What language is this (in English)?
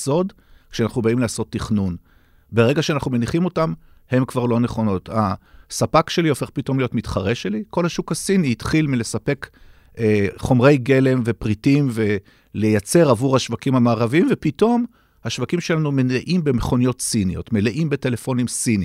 Hebrew